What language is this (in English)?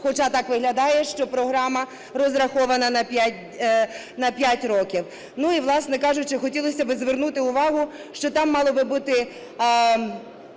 Ukrainian